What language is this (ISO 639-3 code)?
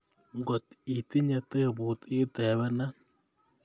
kln